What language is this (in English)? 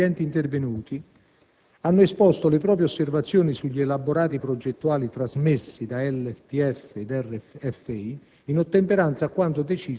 Italian